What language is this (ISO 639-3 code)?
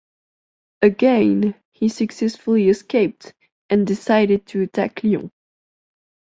eng